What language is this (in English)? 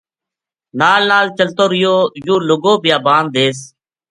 Gujari